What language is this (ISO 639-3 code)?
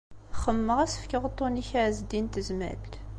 kab